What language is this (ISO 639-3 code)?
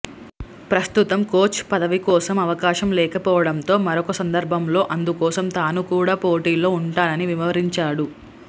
tel